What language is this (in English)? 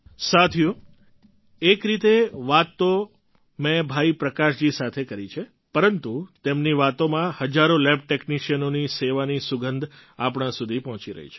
Gujarati